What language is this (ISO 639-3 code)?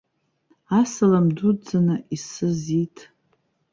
abk